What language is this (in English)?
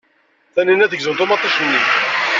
Kabyle